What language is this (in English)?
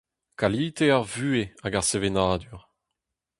Breton